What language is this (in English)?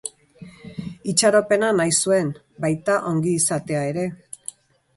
Basque